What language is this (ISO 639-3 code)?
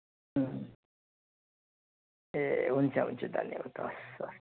nep